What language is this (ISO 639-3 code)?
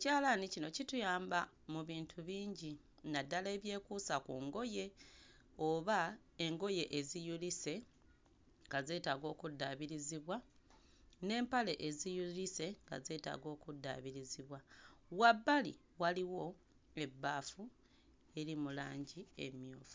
lug